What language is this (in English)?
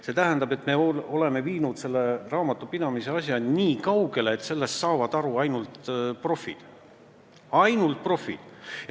Estonian